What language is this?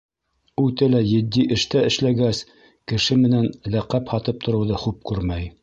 Bashkir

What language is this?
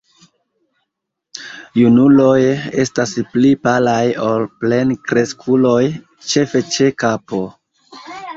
Esperanto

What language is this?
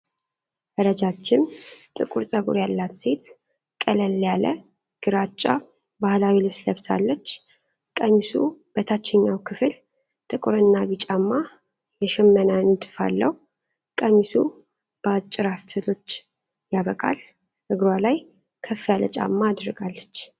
Amharic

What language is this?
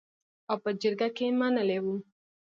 Pashto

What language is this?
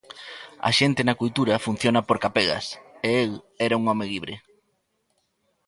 Galician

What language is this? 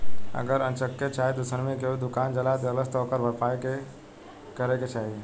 Bhojpuri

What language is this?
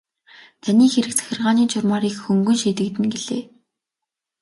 Mongolian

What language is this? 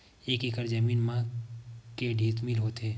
Chhattisgarhi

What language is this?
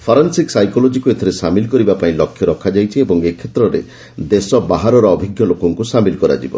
Odia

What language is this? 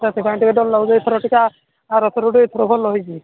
Odia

